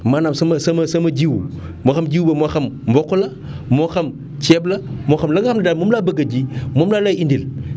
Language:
Wolof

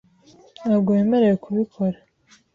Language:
Kinyarwanda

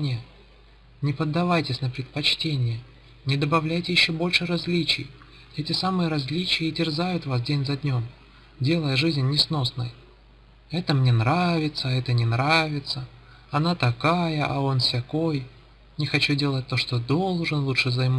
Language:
Russian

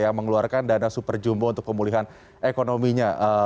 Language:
Indonesian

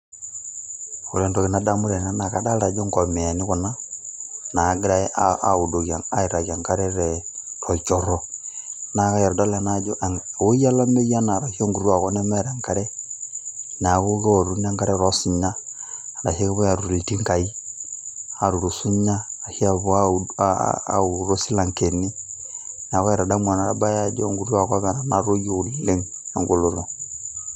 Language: Masai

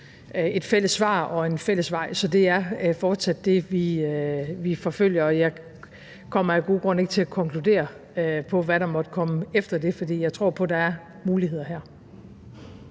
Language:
Danish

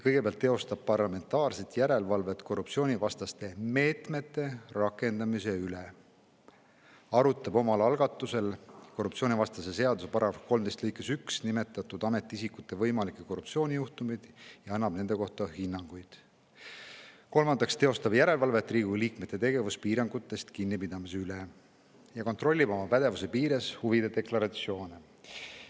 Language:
Estonian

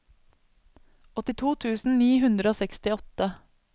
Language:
Norwegian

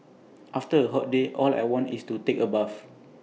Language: English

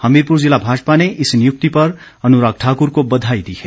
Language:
Hindi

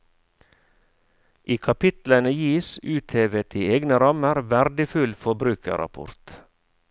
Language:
Norwegian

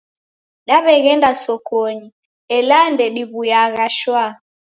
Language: Taita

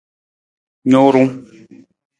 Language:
Nawdm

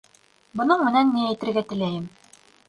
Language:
Bashkir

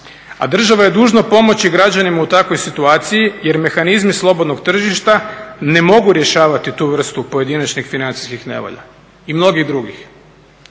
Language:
Croatian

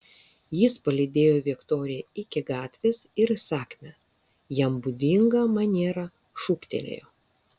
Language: Lithuanian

